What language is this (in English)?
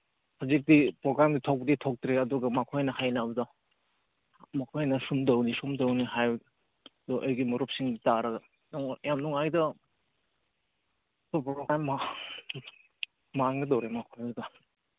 Manipuri